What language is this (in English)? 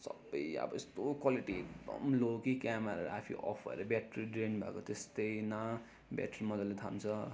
Nepali